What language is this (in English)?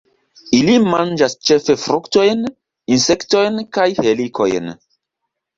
Esperanto